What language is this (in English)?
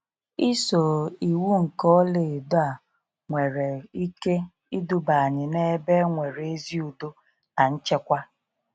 Igbo